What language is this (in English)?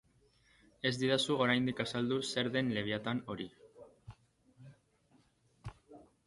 Basque